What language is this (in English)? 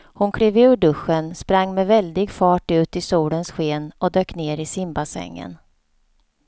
Swedish